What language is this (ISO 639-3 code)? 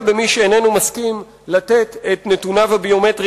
heb